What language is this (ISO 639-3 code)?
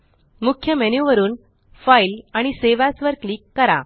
mar